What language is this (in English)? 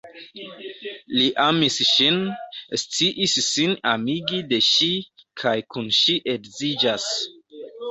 Esperanto